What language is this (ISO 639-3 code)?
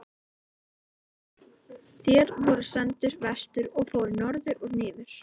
isl